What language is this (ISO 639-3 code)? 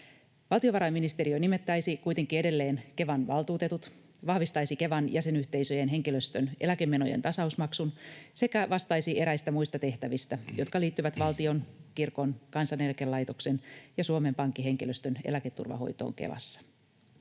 fin